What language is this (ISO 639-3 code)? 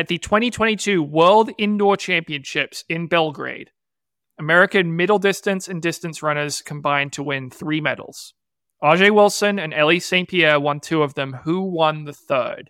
eng